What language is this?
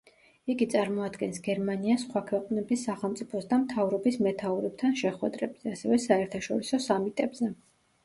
Georgian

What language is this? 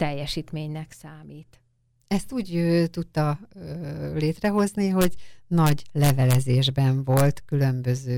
Hungarian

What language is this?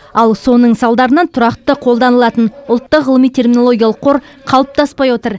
Kazakh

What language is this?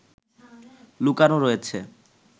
Bangla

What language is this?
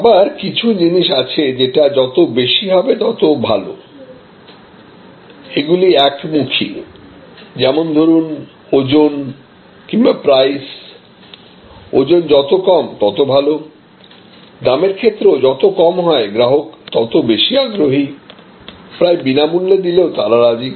Bangla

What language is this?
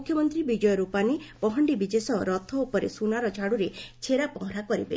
Odia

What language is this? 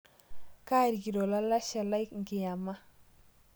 Masai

